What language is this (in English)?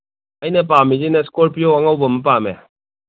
Manipuri